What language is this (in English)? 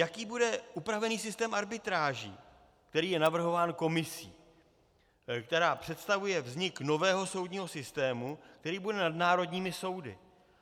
Czech